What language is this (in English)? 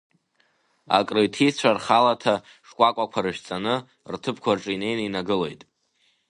Abkhazian